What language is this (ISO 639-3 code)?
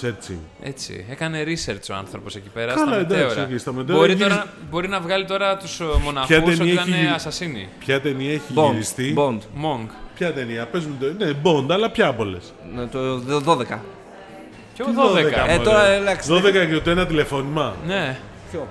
ell